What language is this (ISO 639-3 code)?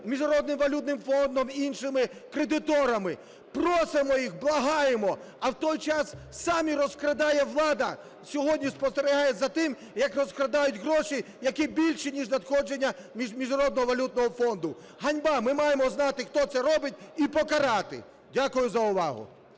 ukr